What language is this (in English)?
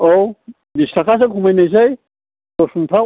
Bodo